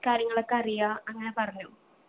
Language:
Malayalam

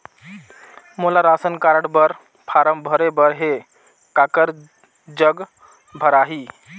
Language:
Chhattisgarhi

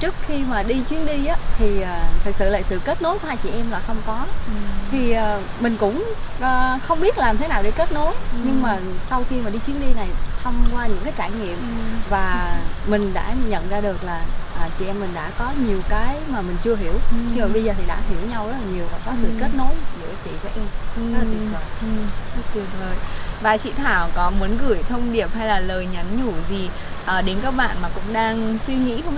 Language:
Vietnamese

